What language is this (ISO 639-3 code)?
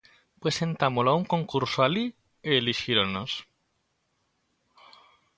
glg